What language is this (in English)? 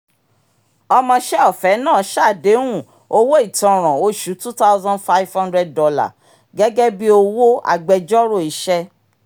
Yoruba